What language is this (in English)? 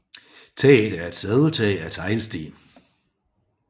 Danish